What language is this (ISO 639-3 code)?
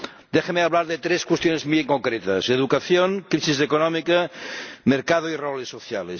spa